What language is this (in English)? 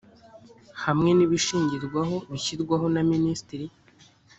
Kinyarwanda